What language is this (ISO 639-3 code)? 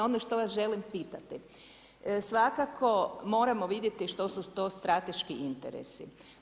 hrv